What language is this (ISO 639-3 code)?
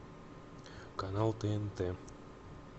rus